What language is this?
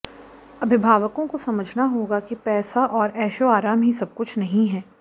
Hindi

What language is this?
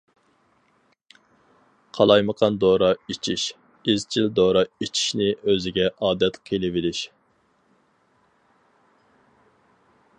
Uyghur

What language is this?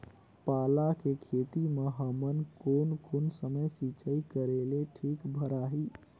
Chhattisgarhi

